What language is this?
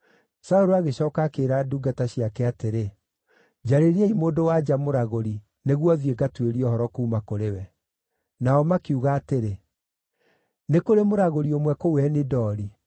Kikuyu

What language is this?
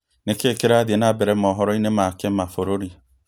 Kikuyu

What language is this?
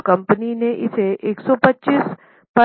Hindi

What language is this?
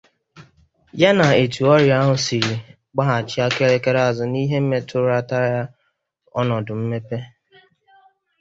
Igbo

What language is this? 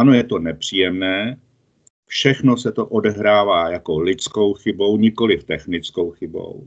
Czech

